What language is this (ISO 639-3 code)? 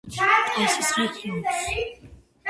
kat